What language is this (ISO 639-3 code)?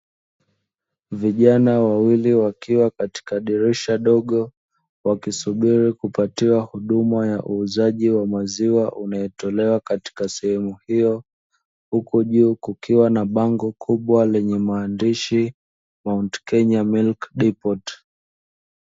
swa